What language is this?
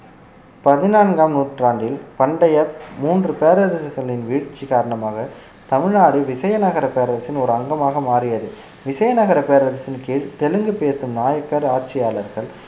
Tamil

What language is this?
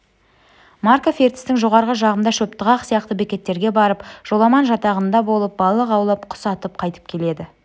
Kazakh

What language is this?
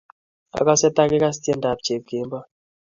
Kalenjin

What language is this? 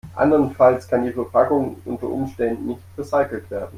German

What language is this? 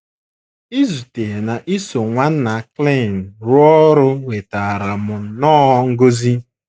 Igbo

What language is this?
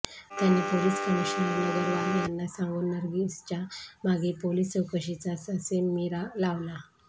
Marathi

